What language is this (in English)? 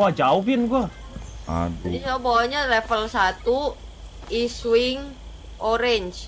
Indonesian